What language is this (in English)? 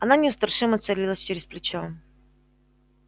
Russian